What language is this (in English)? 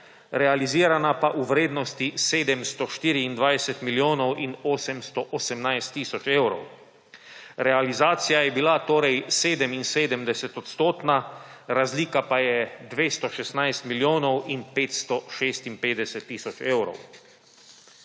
Slovenian